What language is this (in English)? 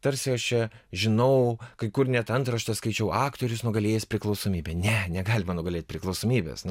Lithuanian